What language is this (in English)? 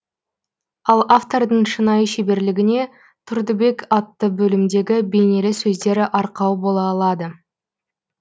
Kazakh